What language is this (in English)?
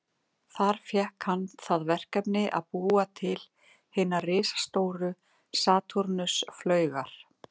Icelandic